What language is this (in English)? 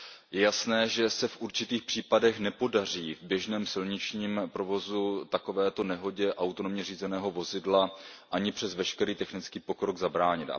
Czech